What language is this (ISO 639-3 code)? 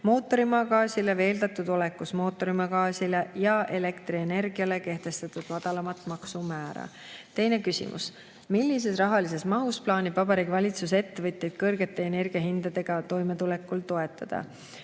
est